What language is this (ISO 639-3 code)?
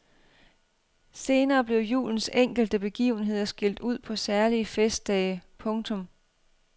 dan